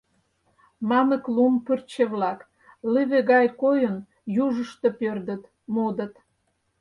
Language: Mari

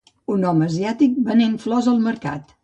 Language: Catalan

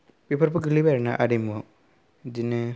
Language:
Bodo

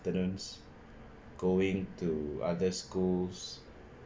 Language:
English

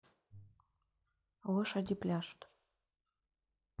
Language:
Russian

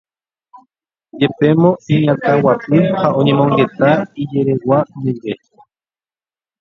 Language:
Guarani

